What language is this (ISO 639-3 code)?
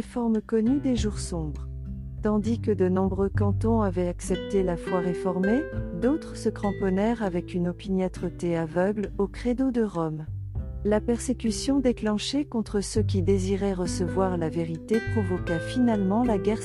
fra